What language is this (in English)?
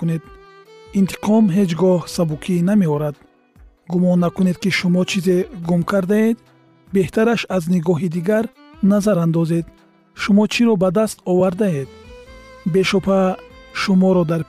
Persian